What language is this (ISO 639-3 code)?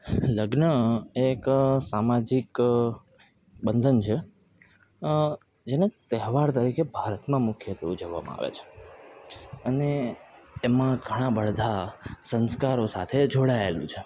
guj